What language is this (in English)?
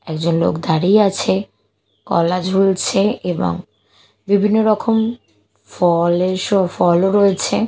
Bangla